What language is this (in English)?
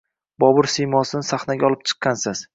Uzbek